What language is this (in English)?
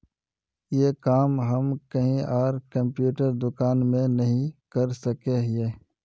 Magahi